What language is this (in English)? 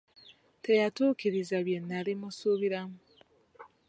Ganda